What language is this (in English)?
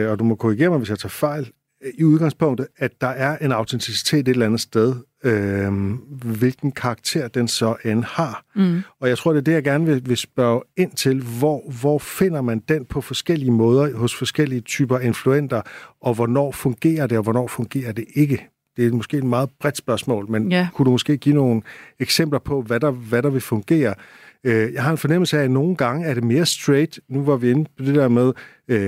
Danish